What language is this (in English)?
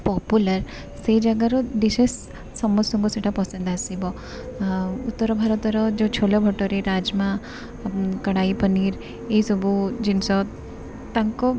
Odia